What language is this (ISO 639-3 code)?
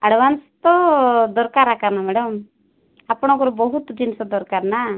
ori